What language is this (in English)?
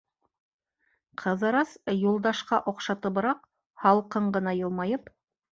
Bashkir